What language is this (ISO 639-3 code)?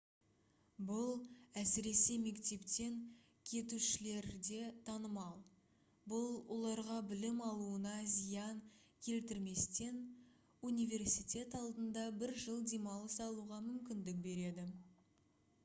kaz